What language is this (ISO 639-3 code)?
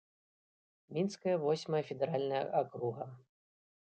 bel